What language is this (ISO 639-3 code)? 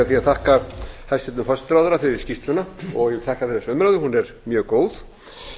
isl